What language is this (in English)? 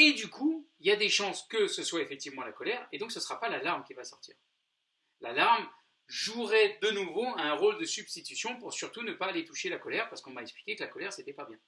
French